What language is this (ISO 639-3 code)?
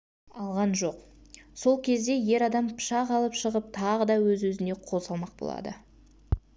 kaz